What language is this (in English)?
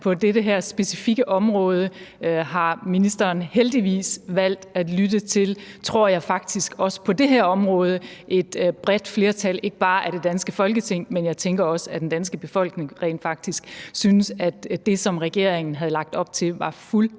Danish